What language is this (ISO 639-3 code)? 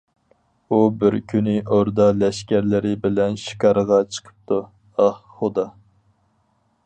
uig